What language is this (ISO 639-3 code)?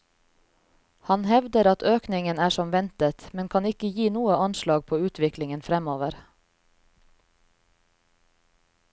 nor